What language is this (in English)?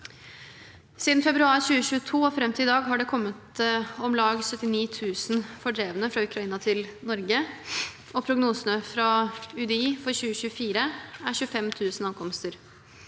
Norwegian